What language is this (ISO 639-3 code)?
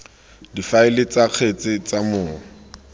tsn